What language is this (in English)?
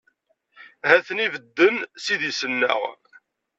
Kabyle